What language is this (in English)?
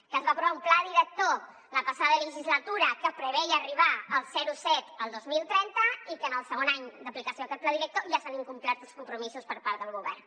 Catalan